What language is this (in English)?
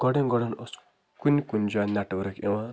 Kashmiri